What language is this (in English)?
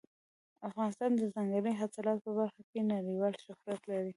Pashto